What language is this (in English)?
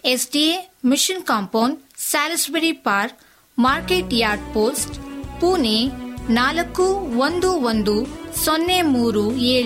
Kannada